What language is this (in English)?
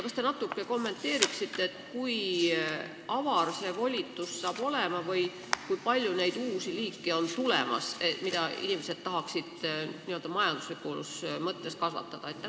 Estonian